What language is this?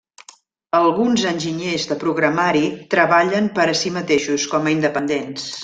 Catalan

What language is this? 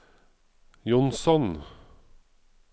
Norwegian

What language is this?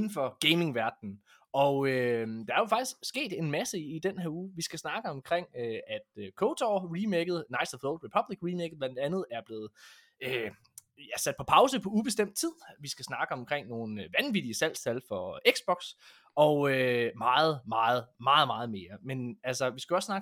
Danish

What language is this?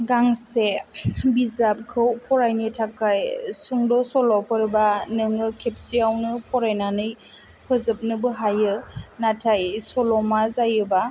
Bodo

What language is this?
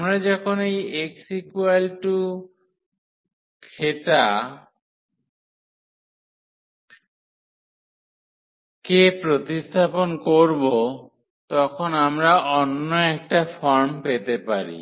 Bangla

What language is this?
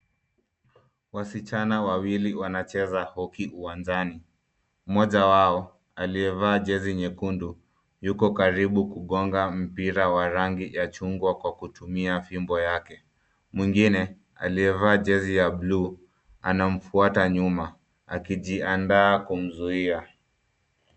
Swahili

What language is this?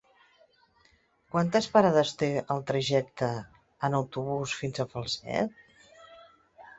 Catalan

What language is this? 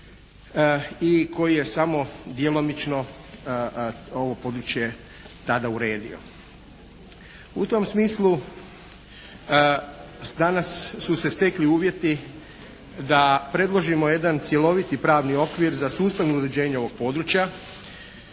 Croatian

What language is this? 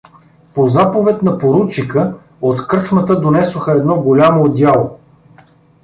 Bulgarian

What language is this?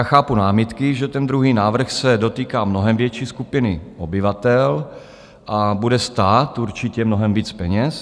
Czech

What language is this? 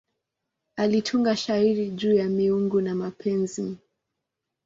Swahili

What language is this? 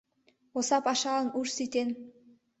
Mari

